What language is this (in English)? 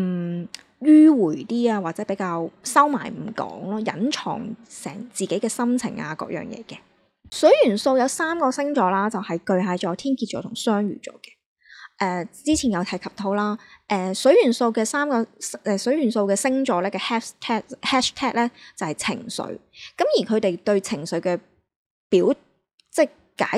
Chinese